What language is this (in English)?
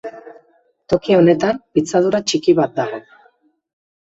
Basque